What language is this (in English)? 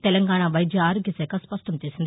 Telugu